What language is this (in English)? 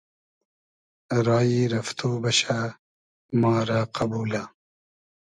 Hazaragi